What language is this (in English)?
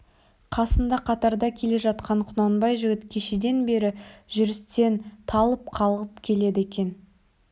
Kazakh